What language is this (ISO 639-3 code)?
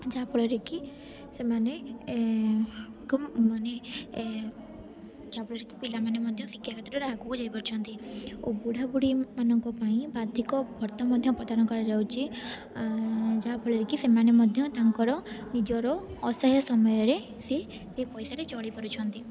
ori